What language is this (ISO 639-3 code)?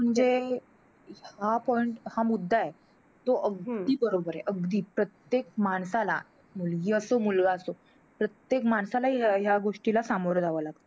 mar